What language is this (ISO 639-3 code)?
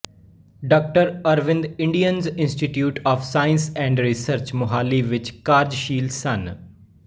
pan